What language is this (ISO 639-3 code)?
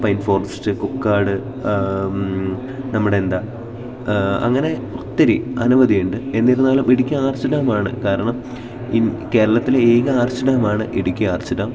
mal